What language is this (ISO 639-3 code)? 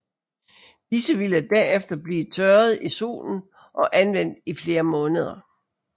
dan